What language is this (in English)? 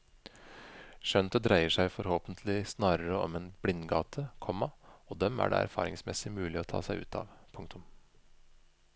Norwegian